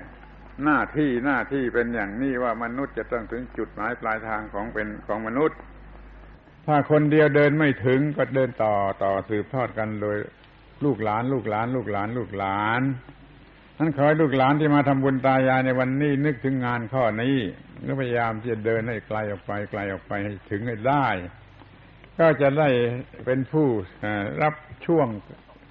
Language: Thai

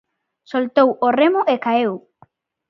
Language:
Galician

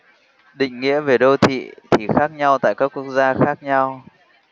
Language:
Vietnamese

